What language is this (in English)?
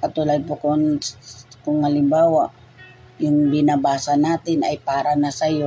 Filipino